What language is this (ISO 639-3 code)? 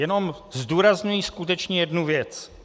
ces